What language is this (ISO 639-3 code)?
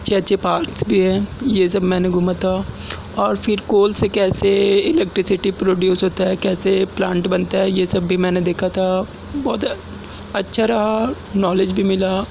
urd